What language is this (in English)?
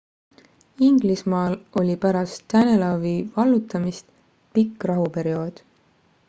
Estonian